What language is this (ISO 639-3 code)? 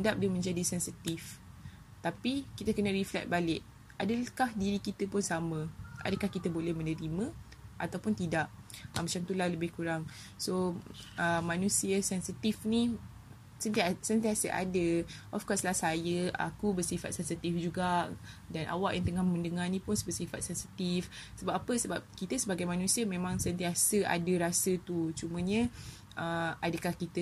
msa